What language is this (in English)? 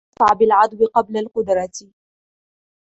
Arabic